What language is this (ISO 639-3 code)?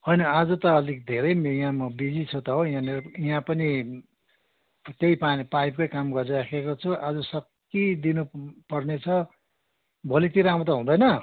nep